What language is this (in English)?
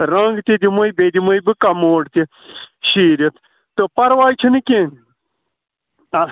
Kashmiri